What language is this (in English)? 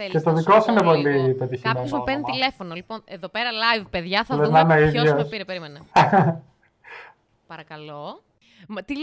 Greek